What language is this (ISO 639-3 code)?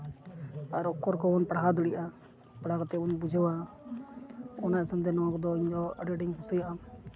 sat